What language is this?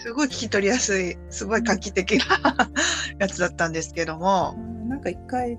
Japanese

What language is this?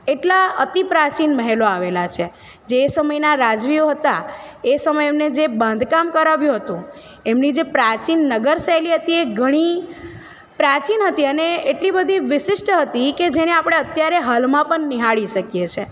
Gujarati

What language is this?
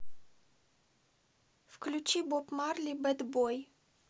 Russian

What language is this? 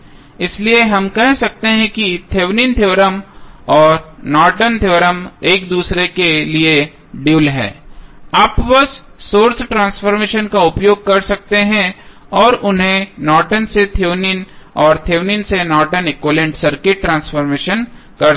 Hindi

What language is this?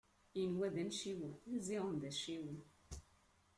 Kabyle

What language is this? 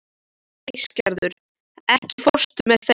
Icelandic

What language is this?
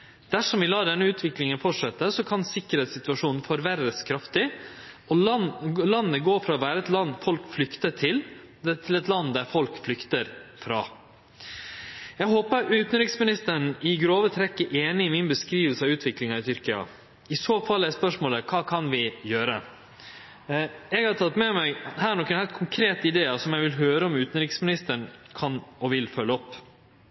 Norwegian Nynorsk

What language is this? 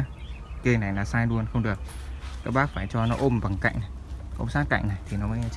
Vietnamese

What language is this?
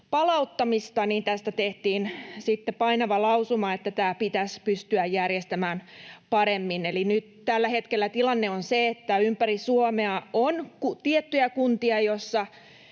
Finnish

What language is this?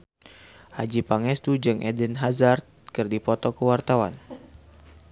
Sundanese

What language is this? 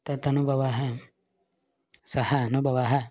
Sanskrit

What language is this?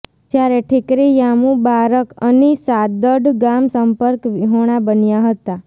Gujarati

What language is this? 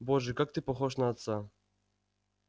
Russian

